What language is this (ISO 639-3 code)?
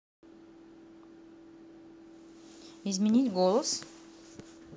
rus